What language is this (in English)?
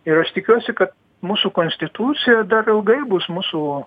Lithuanian